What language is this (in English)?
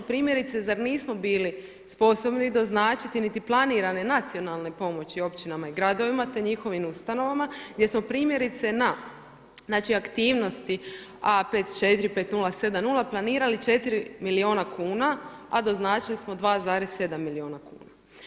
Croatian